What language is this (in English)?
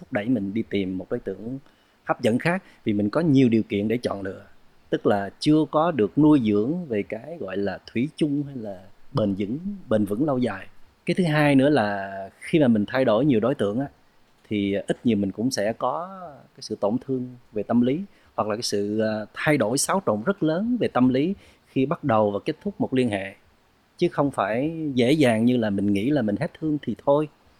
Vietnamese